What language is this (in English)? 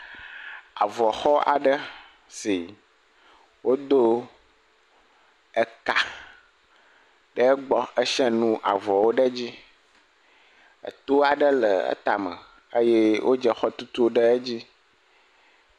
Ewe